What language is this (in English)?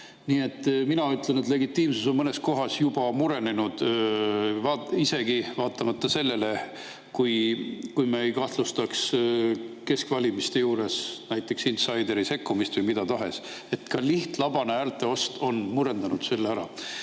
Estonian